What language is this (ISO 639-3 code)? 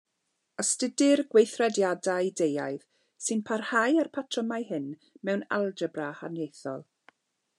cym